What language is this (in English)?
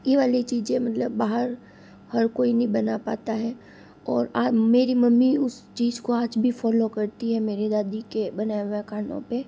Hindi